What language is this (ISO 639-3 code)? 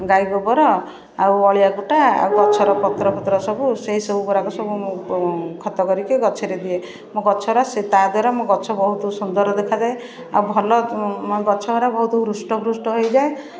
ori